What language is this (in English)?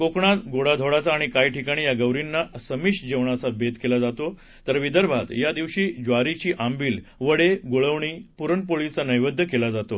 Marathi